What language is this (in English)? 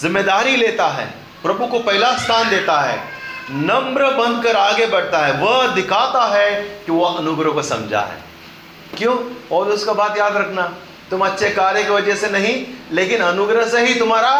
Hindi